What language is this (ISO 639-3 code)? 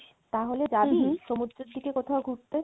ben